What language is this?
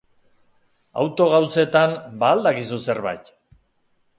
Basque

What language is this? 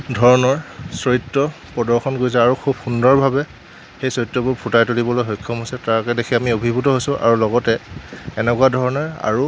Assamese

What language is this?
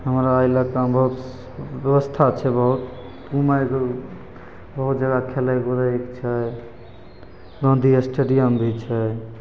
Maithili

